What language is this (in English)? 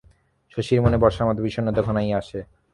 Bangla